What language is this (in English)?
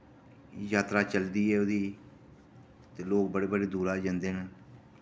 Dogri